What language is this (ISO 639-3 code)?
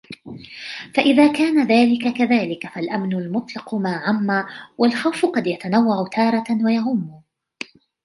ara